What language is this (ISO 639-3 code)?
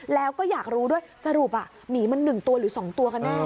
tha